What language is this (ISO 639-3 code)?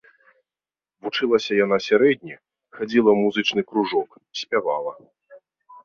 bel